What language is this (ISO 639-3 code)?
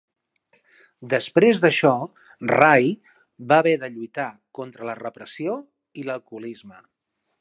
cat